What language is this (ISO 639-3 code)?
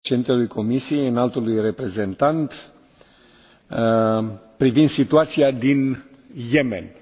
ron